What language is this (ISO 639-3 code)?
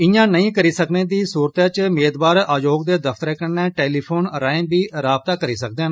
doi